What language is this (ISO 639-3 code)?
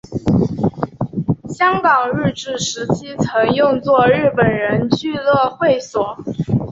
zho